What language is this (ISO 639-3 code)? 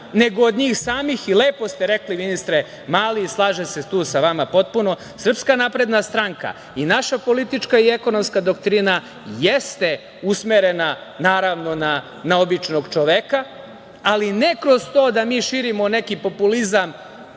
srp